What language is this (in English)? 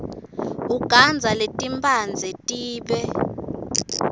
Swati